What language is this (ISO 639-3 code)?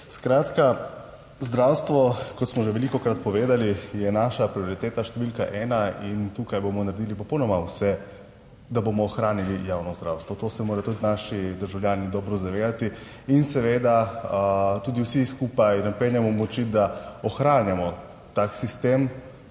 slv